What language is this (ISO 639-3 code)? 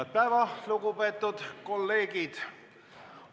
est